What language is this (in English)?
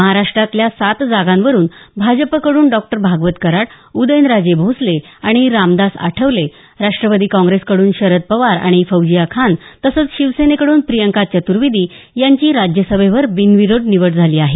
Marathi